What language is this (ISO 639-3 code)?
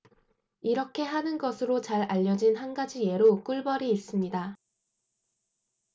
kor